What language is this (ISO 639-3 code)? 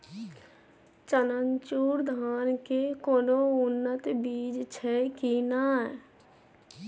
mai